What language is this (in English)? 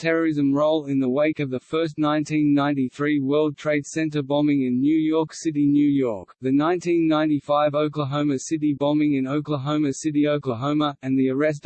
English